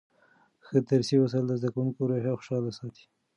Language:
Pashto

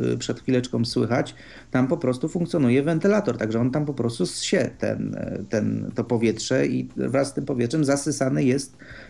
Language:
Polish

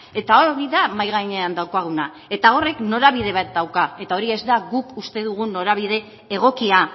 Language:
Basque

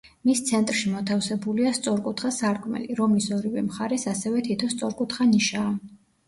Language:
Georgian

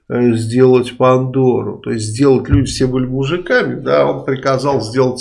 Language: Russian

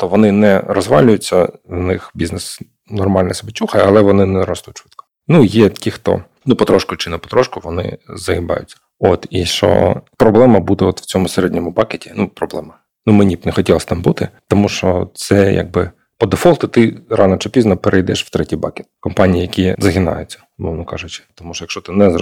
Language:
Ukrainian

